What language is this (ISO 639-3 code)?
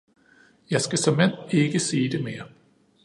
dan